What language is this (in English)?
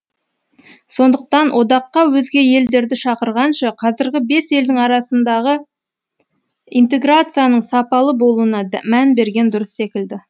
Kazakh